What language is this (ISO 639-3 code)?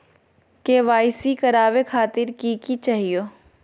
mag